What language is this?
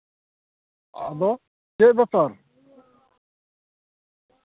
Santali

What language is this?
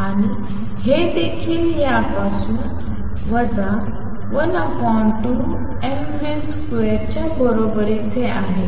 Marathi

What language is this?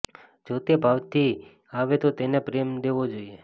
Gujarati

